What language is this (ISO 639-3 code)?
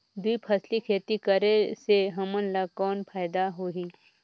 hne